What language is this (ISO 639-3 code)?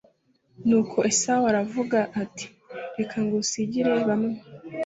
kin